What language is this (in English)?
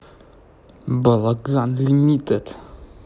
Russian